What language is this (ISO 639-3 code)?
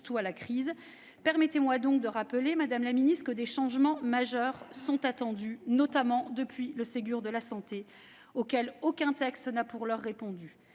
fra